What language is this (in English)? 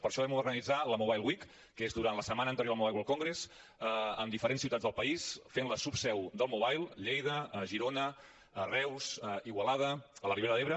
Catalan